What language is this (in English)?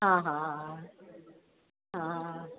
Sindhi